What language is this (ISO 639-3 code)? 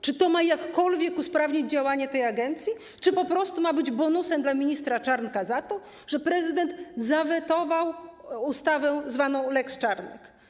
pol